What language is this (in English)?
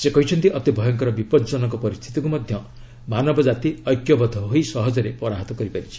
Odia